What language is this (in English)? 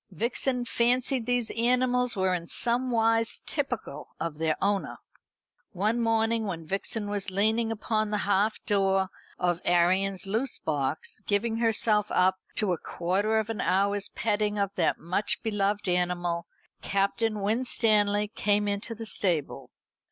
English